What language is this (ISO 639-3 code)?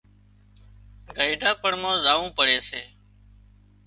kxp